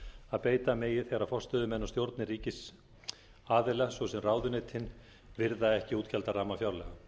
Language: Icelandic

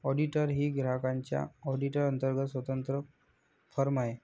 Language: Marathi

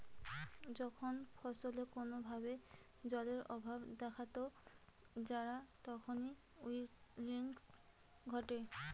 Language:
Bangla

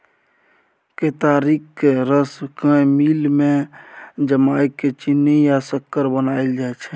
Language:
Maithili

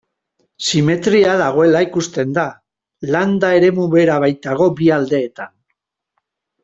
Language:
Basque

